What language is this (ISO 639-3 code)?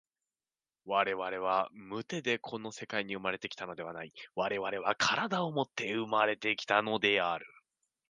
jpn